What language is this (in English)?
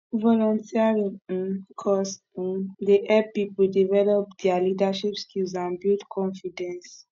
Nigerian Pidgin